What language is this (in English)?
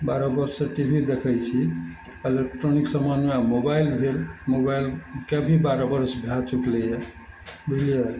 Maithili